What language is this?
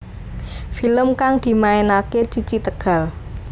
Javanese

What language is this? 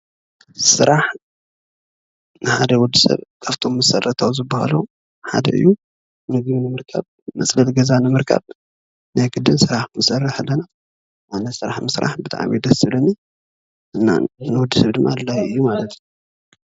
Tigrinya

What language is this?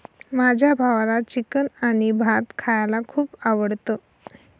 Marathi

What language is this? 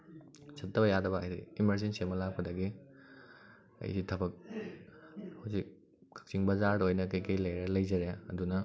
Manipuri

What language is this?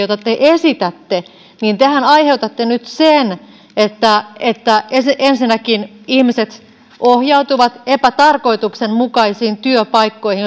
Finnish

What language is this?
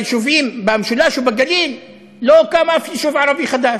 Hebrew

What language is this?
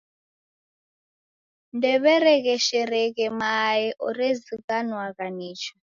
Taita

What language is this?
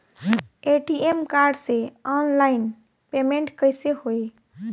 Bhojpuri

